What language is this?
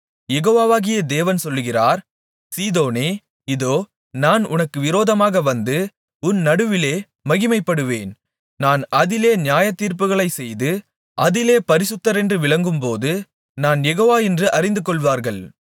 Tamil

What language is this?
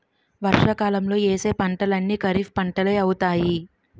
Telugu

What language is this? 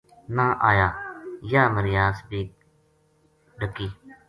Gujari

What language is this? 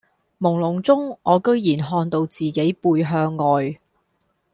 Cantonese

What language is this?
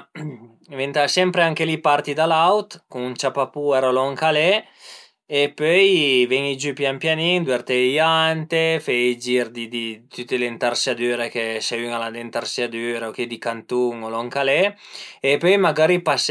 Piedmontese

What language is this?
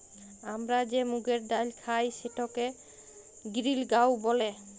Bangla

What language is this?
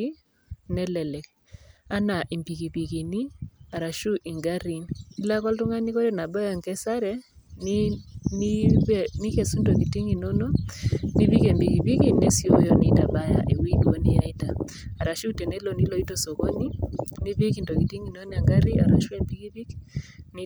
Masai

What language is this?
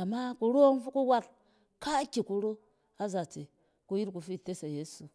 Cen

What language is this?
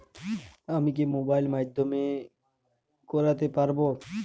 Bangla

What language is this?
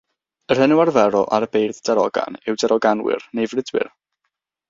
Welsh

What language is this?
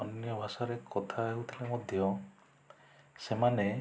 Odia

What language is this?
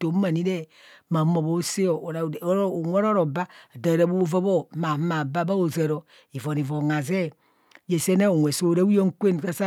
Kohumono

